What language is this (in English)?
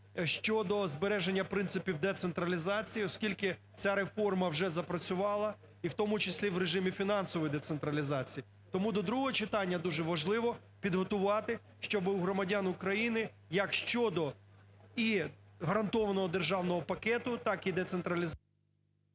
Ukrainian